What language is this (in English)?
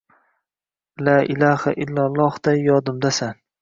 Uzbek